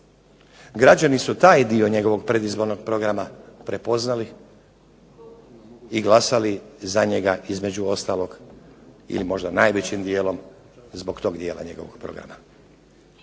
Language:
Croatian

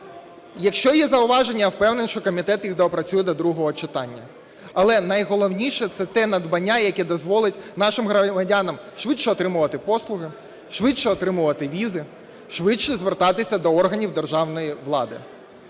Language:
Ukrainian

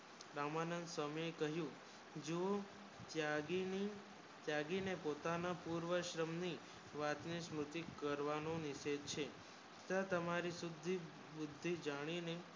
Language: Gujarati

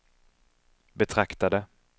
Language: Swedish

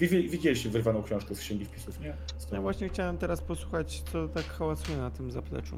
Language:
Polish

